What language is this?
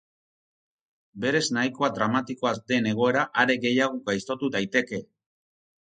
Basque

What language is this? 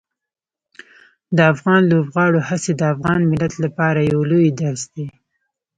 Pashto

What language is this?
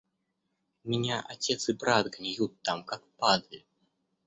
Russian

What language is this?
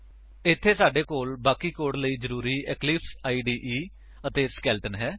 Punjabi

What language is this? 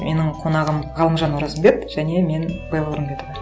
Kazakh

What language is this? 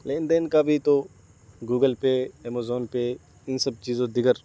Urdu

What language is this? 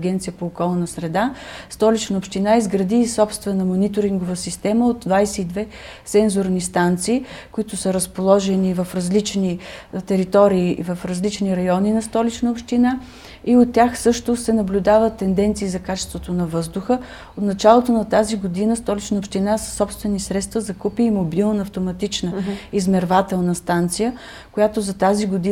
Bulgarian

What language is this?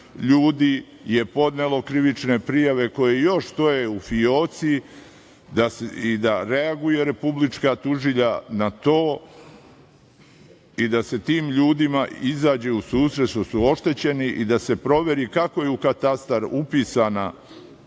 Serbian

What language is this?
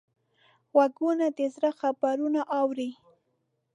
Pashto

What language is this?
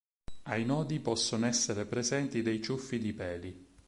Italian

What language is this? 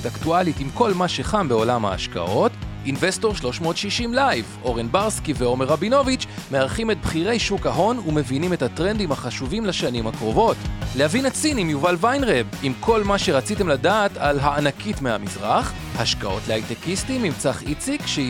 Hebrew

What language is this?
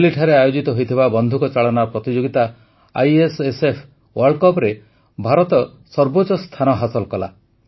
Odia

